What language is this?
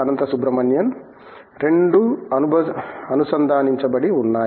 Telugu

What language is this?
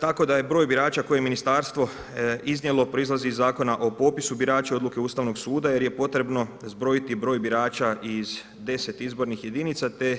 Croatian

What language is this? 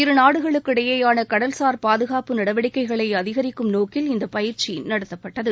Tamil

